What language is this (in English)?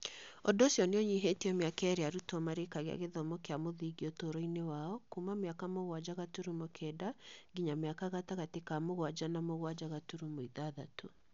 Kikuyu